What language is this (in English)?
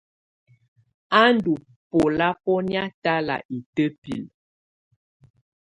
Tunen